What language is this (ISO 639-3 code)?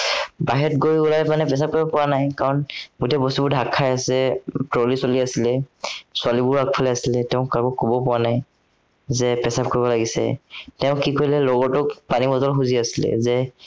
asm